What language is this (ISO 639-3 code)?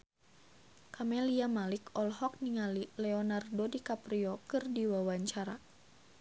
sun